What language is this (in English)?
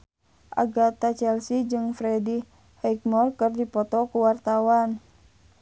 Sundanese